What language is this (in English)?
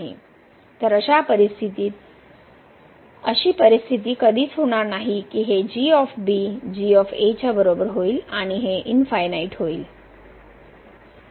Marathi